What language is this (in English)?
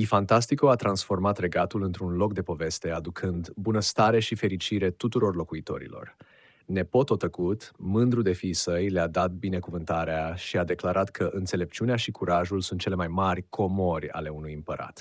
Romanian